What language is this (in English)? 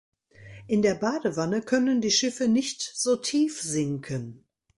German